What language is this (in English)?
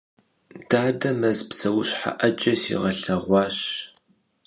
Kabardian